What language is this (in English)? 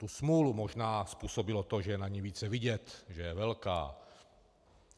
Czech